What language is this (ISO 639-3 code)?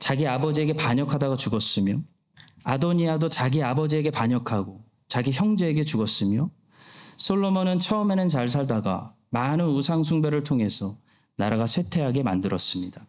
kor